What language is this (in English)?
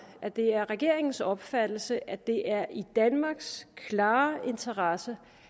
Danish